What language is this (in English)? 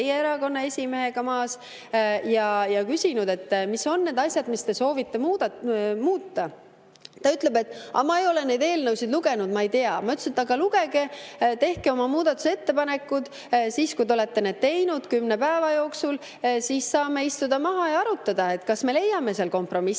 Estonian